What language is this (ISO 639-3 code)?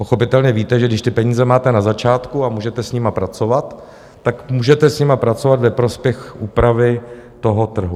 ces